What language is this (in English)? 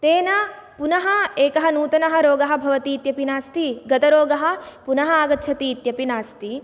Sanskrit